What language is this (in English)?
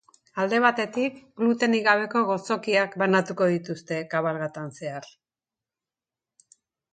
Basque